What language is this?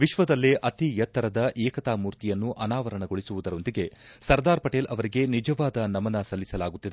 Kannada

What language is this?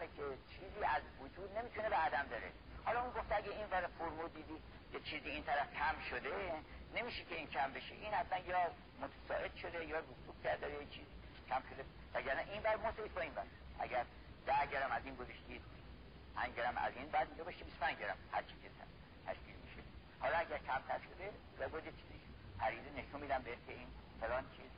Persian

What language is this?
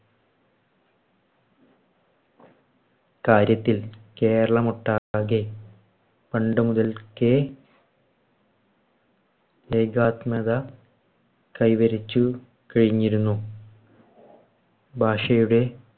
Malayalam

